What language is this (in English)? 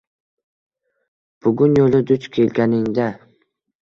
Uzbek